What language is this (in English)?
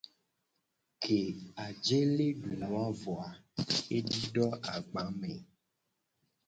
Gen